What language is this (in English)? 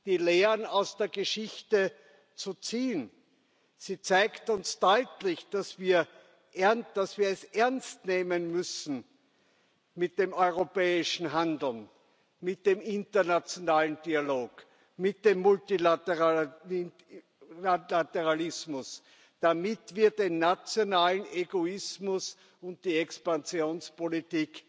German